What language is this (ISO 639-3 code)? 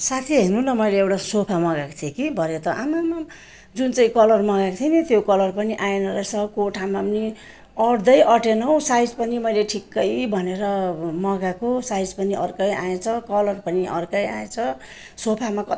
nep